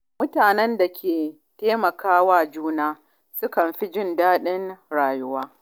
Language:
Hausa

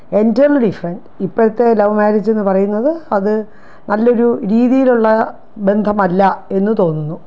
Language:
Malayalam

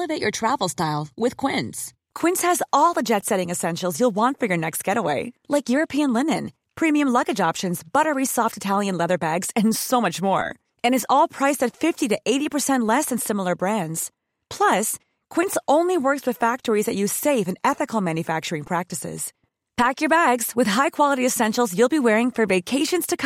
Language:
Swedish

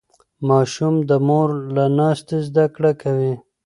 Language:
Pashto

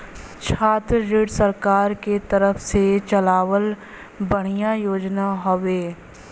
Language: Bhojpuri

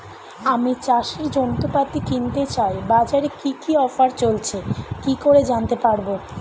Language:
Bangla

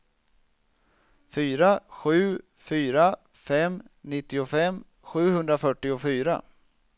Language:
Swedish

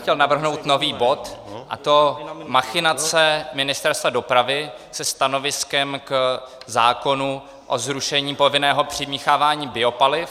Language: Czech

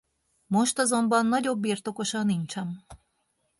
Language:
Hungarian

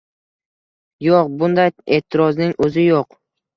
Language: Uzbek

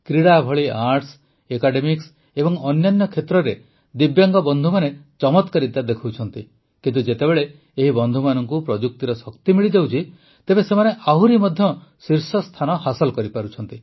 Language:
Odia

